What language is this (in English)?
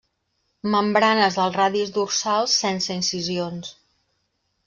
Catalan